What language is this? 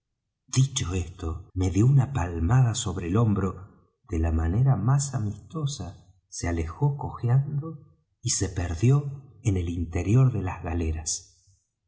Spanish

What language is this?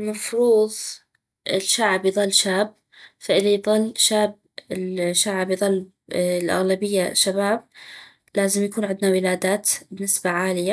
North Mesopotamian Arabic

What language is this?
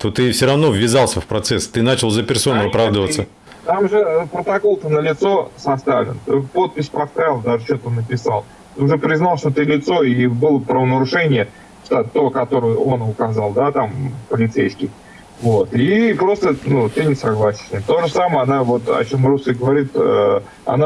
Russian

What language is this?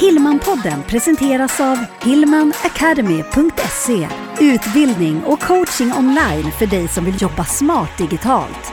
Swedish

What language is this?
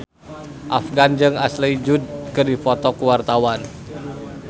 Sundanese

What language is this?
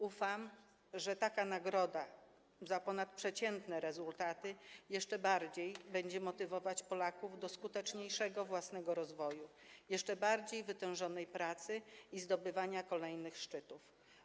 Polish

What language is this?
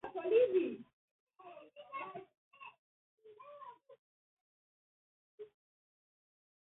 Georgian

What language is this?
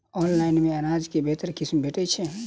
Maithili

